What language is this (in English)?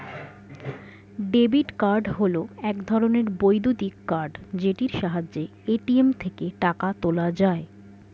Bangla